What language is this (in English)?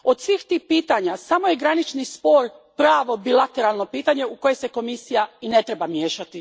Croatian